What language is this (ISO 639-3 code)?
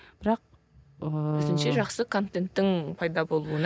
kaz